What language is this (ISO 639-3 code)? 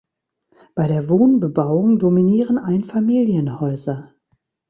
deu